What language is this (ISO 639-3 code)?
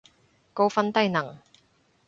yue